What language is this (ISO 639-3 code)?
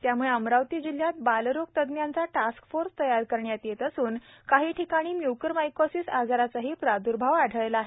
mar